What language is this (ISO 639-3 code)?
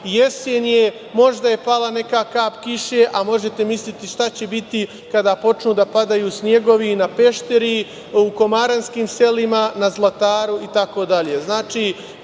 srp